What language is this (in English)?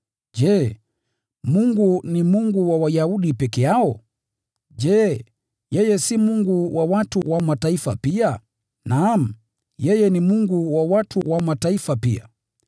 Swahili